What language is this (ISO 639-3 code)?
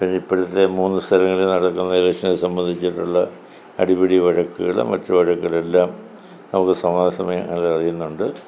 mal